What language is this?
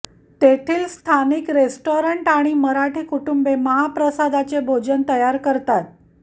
Marathi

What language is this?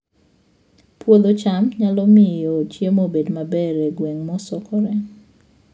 Luo (Kenya and Tanzania)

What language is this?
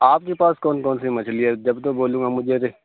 Urdu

